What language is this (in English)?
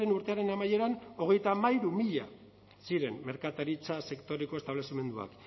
Basque